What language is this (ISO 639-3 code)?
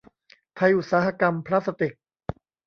tha